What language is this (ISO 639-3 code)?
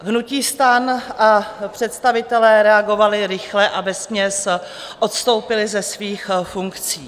ces